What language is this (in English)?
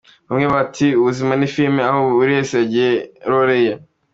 Kinyarwanda